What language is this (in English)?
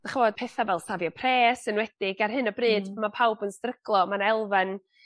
Welsh